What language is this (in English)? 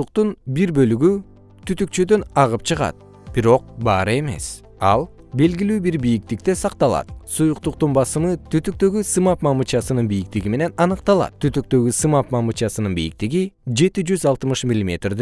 Kyrgyz